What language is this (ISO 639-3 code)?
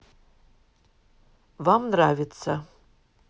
rus